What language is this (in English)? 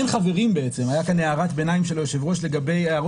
Hebrew